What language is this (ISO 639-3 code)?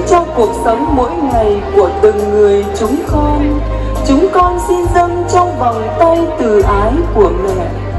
vie